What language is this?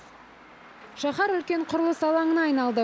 Kazakh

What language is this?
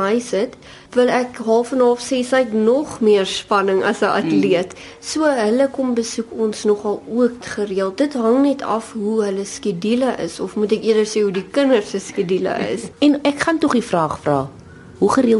Dutch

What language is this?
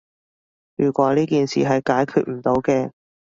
Cantonese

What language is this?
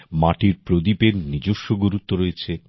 Bangla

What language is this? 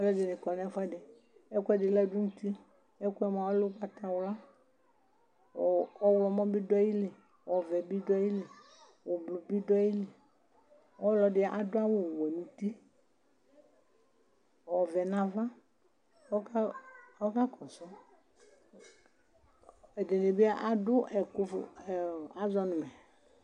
Ikposo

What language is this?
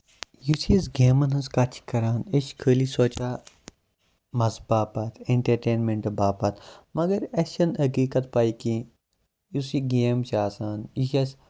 Kashmiri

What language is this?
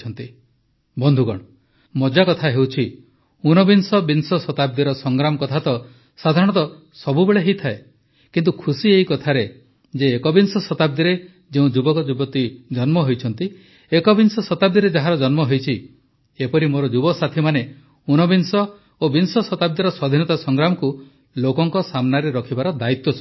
Odia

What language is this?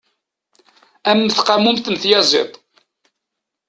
Kabyle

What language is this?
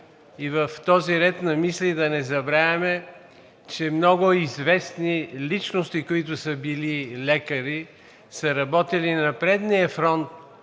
Bulgarian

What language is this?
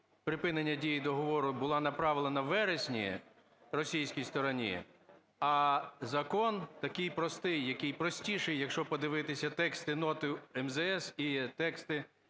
Ukrainian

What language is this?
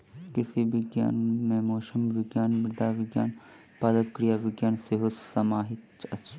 Maithili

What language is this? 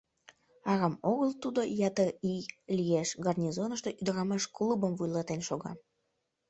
Mari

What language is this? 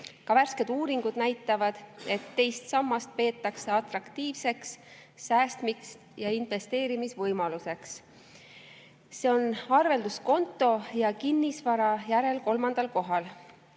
Estonian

